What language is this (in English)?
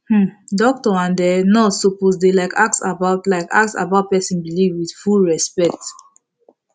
Nigerian Pidgin